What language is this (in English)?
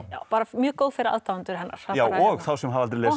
Icelandic